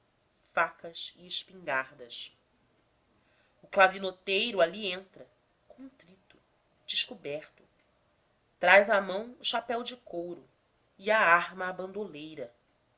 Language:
Portuguese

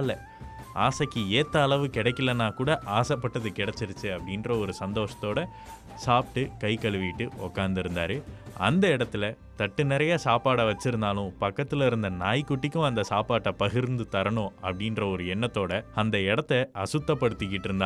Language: Tamil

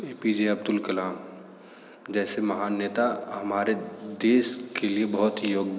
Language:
Hindi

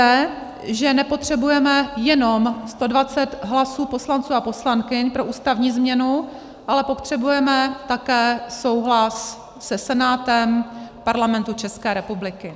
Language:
Czech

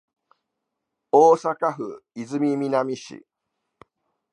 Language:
Japanese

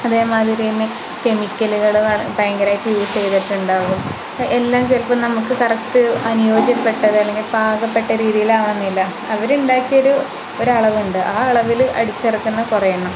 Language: Malayalam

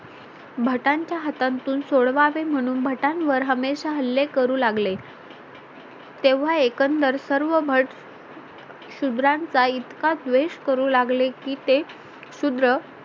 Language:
Marathi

